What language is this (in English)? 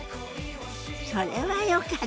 Japanese